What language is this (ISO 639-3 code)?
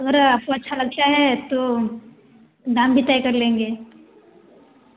hin